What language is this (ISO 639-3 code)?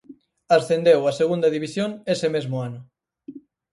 glg